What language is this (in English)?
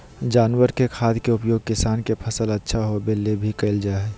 Magahi